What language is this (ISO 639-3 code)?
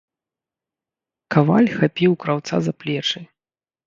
bel